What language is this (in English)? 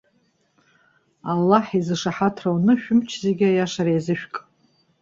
Abkhazian